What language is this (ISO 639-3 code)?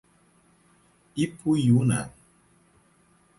por